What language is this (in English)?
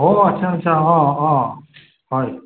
Assamese